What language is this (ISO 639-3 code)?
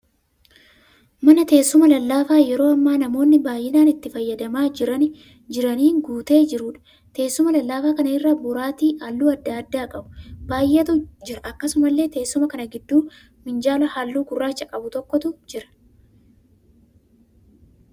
orm